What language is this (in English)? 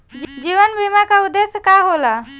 Bhojpuri